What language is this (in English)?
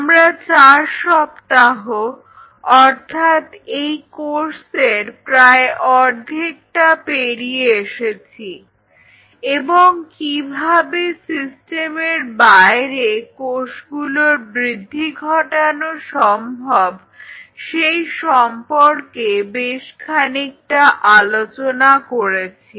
Bangla